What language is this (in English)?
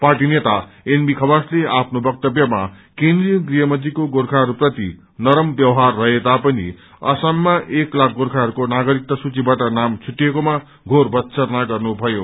Nepali